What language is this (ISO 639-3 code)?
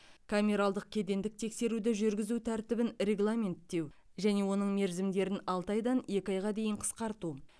kaz